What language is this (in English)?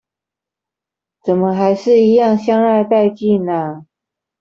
Chinese